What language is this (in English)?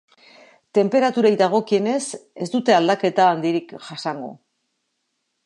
Basque